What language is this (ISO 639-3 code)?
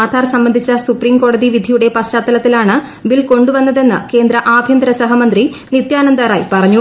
mal